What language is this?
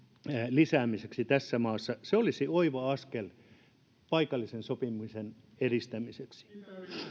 Finnish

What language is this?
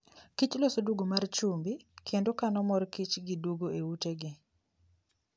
Luo (Kenya and Tanzania)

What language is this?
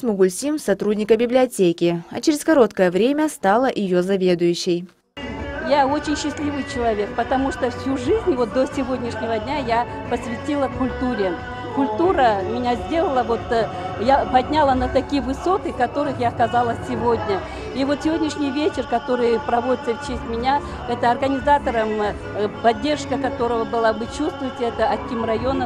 Russian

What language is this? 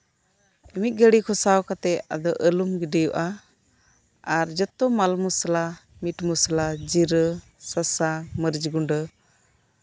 Santali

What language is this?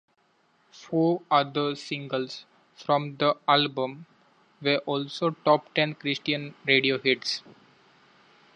English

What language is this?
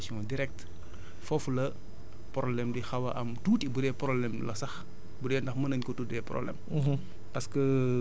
Wolof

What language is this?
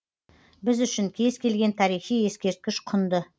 Kazakh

